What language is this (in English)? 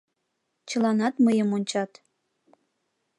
Mari